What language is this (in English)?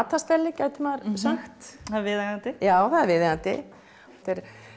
Icelandic